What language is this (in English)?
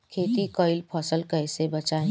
Bhojpuri